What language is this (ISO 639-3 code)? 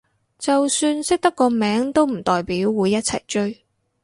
yue